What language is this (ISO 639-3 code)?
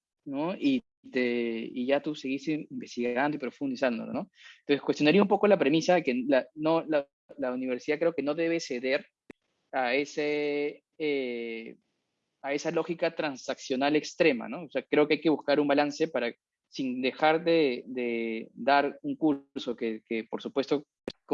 spa